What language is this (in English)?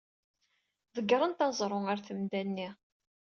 Kabyle